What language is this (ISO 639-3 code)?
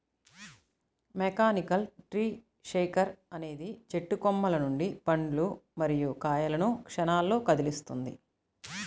tel